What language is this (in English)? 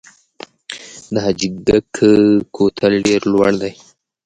Pashto